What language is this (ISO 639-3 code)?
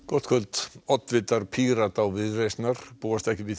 isl